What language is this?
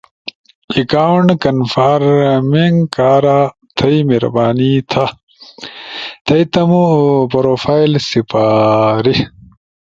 Ushojo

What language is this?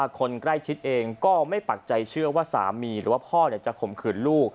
Thai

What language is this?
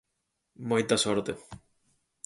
Galician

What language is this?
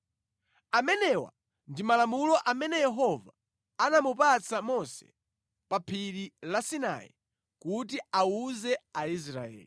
Nyanja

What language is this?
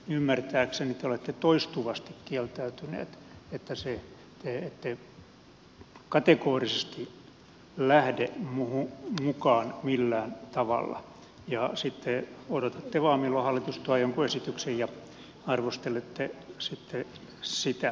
Finnish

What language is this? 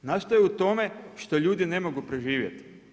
Croatian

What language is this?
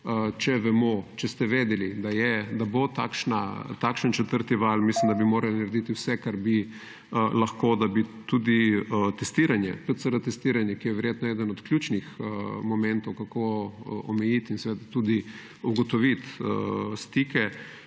Slovenian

